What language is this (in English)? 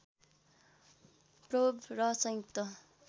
Nepali